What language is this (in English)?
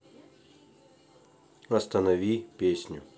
Russian